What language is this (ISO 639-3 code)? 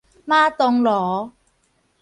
nan